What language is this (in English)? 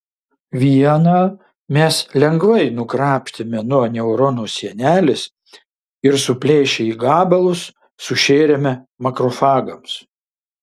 Lithuanian